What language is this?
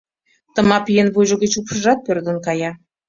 Mari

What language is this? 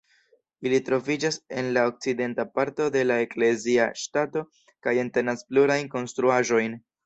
Esperanto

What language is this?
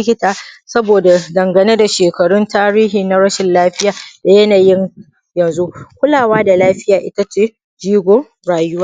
Hausa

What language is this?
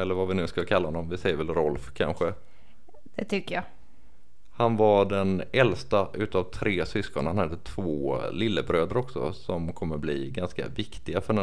Swedish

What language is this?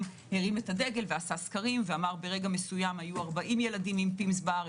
Hebrew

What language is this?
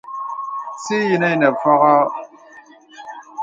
Bebele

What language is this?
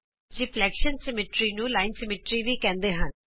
Punjabi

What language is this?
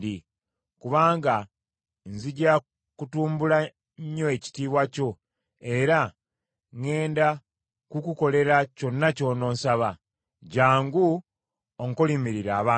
Ganda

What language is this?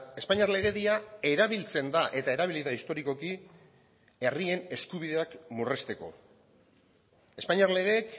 Basque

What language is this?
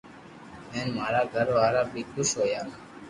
Loarki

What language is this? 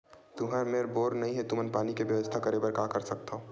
Chhattisgarhi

